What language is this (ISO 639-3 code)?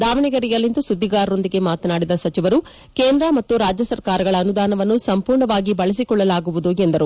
kan